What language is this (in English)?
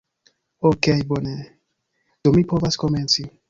Esperanto